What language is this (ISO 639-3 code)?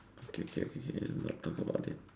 eng